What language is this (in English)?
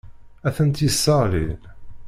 Kabyle